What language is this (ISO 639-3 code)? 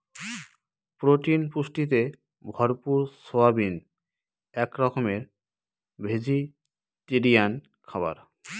ben